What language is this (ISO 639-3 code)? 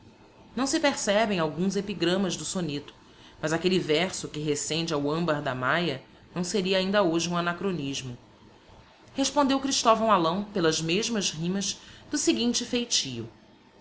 por